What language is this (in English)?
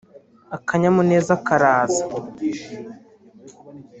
Kinyarwanda